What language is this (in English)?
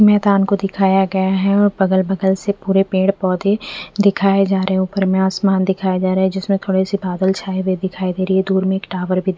Hindi